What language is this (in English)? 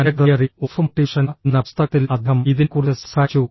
Malayalam